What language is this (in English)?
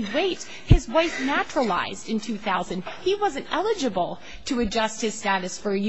English